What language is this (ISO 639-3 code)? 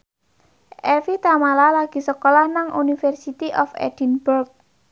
jav